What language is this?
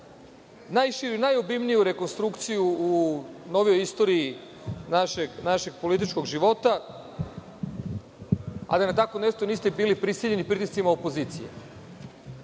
Serbian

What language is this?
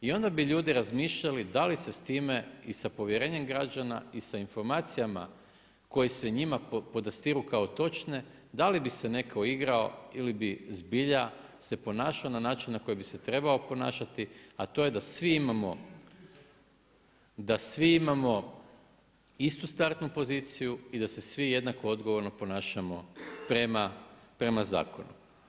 Croatian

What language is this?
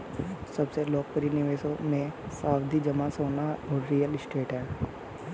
Hindi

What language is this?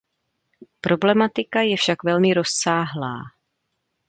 Czech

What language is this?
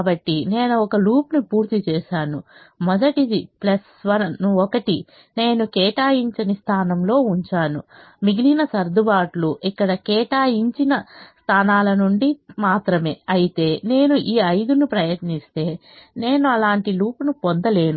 Telugu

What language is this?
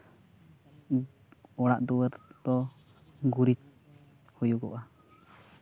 Santali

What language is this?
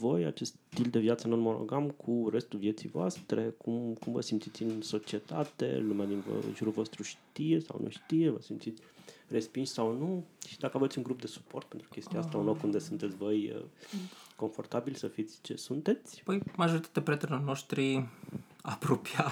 Romanian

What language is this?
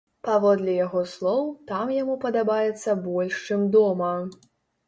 Belarusian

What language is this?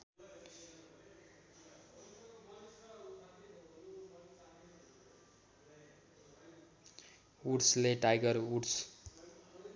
Nepali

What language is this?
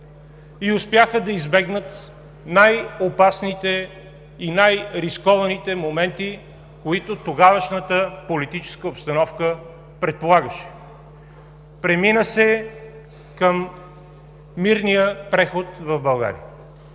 Bulgarian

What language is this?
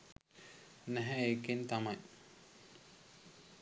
Sinhala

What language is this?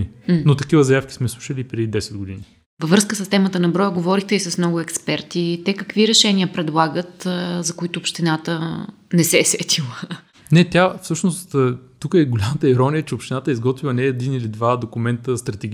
Bulgarian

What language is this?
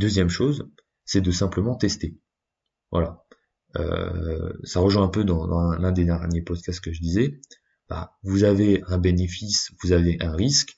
French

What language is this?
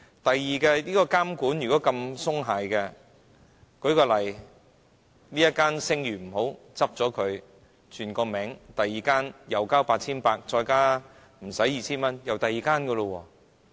Cantonese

